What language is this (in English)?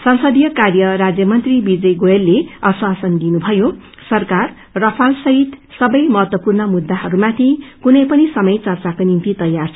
Nepali